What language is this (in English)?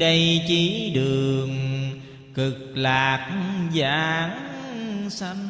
Vietnamese